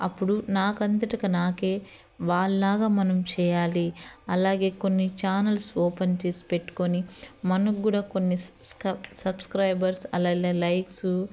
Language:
Telugu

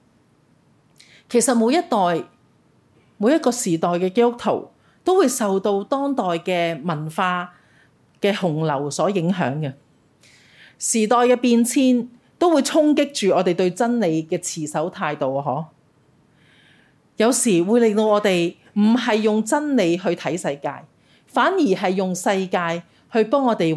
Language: Chinese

